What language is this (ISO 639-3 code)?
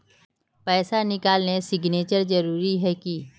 mag